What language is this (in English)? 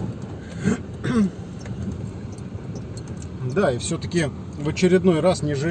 Russian